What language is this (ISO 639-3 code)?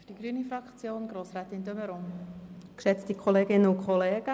gsw